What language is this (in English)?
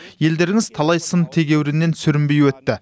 Kazakh